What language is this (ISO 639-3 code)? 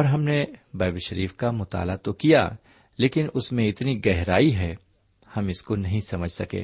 urd